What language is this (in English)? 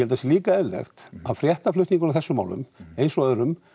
Icelandic